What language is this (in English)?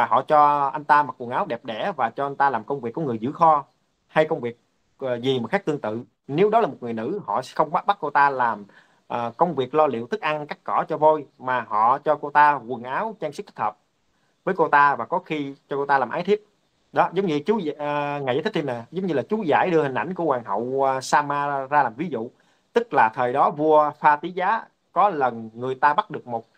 Vietnamese